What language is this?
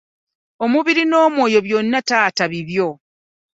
Ganda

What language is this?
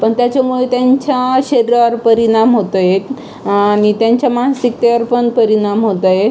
Marathi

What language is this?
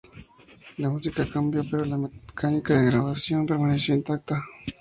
Spanish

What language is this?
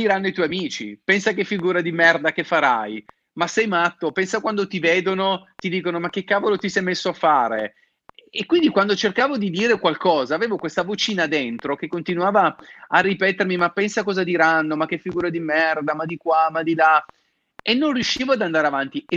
Italian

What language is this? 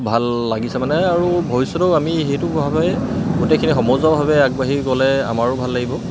Assamese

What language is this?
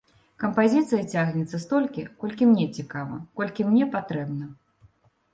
Belarusian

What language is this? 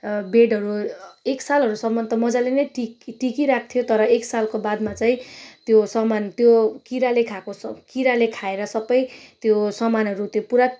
Nepali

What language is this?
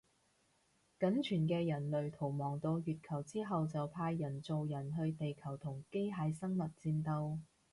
Cantonese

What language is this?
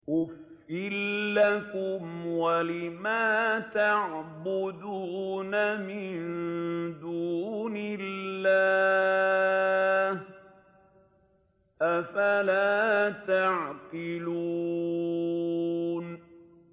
Arabic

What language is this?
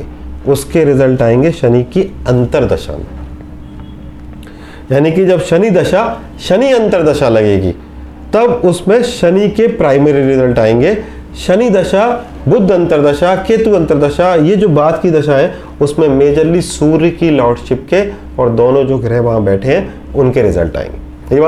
Hindi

